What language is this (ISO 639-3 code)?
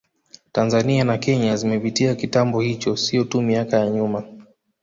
swa